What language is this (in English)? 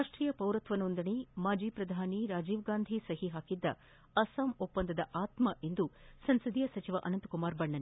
Kannada